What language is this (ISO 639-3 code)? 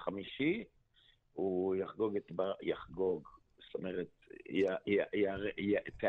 heb